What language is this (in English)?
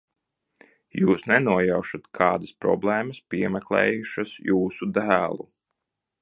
Latvian